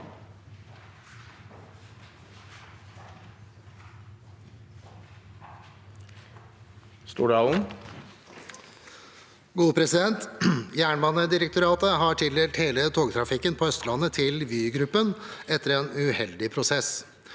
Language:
Norwegian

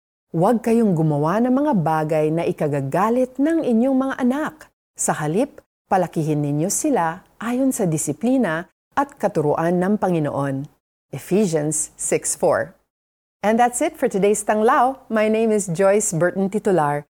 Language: Filipino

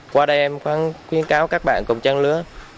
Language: Vietnamese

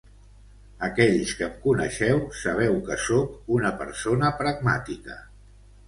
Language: Catalan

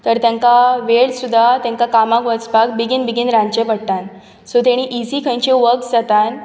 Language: Konkani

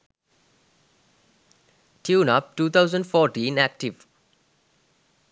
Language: Sinhala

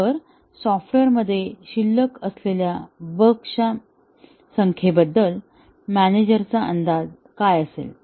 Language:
Marathi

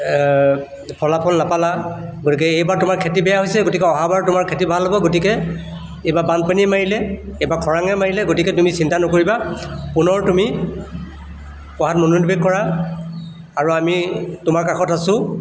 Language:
Assamese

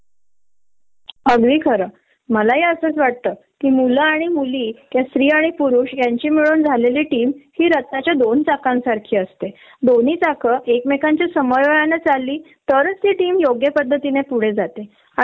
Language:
Marathi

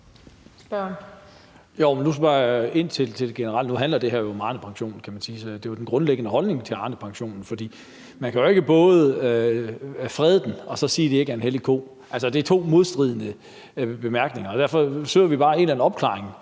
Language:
Danish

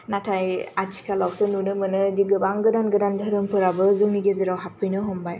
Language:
Bodo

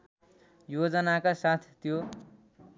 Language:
Nepali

